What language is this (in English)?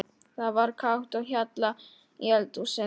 Icelandic